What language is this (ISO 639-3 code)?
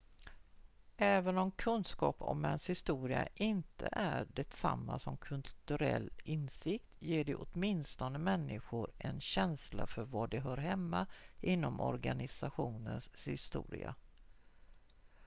swe